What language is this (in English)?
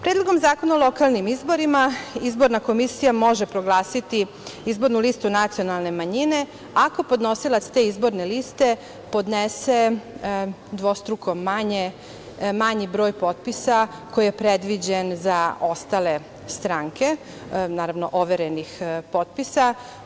Serbian